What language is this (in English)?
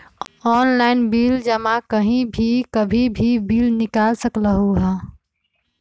Magahi